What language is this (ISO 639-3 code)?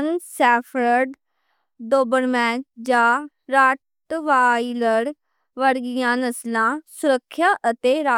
lah